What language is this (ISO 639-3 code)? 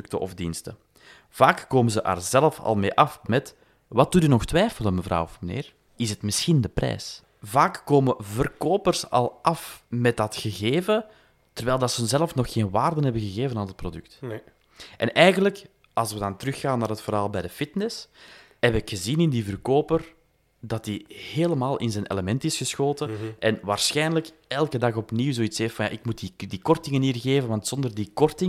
nld